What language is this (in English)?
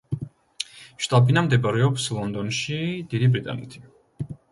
Georgian